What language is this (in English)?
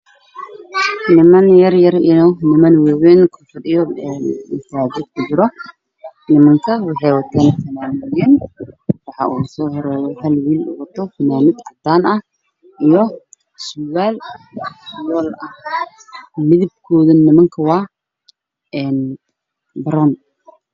Somali